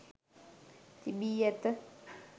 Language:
Sinhala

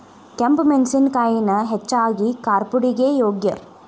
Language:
Kannada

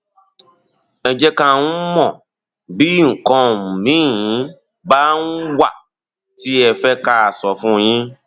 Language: Yoruba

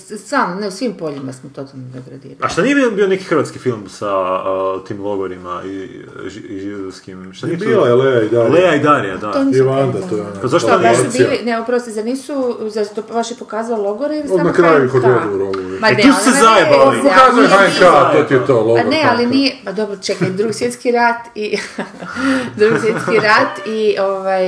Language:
Croatian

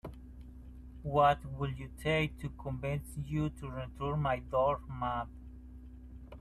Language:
English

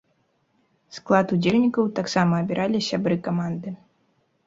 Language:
Belarusian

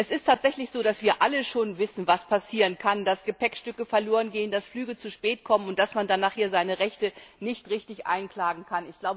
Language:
German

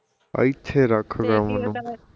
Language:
Punjabi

